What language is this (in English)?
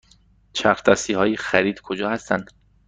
Persian